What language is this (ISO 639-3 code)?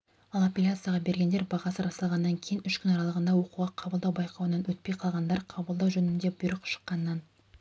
kaz